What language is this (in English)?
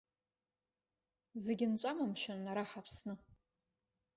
Abkhazian